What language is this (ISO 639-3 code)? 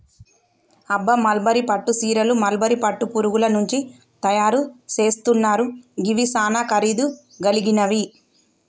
tel